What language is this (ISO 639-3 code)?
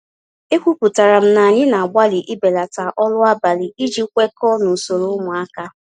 ibo